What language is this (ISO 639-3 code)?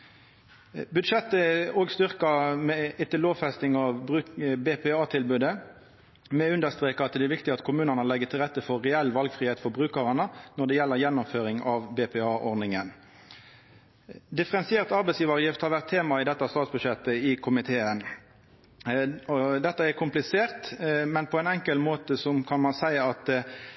nno